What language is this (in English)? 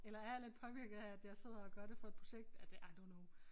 Danish